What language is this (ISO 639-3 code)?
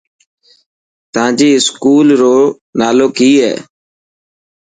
mki